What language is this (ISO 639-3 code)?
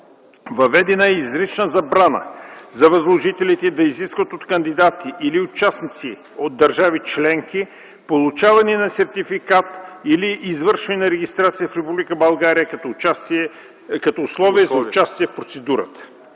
bul